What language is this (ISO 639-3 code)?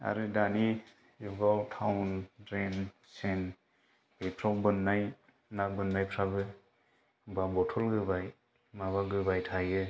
brx